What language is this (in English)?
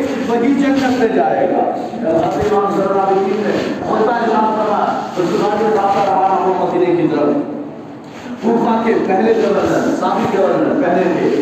Urdu